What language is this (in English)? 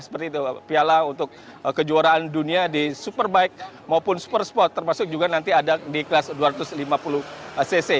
Indonesian